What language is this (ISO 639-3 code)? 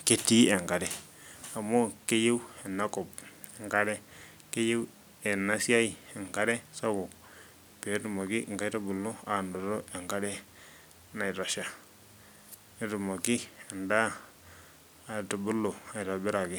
mas